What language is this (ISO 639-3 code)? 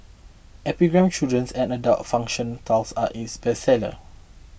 eng